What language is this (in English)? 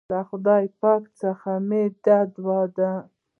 Pashto